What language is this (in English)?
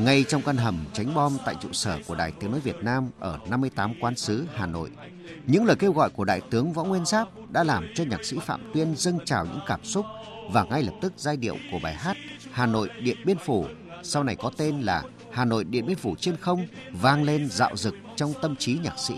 Vietnamese